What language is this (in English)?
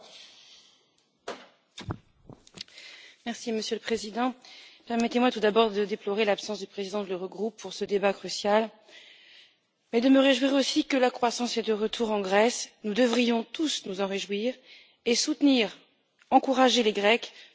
French